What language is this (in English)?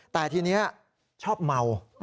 Thai